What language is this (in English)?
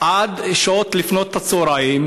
Hebrew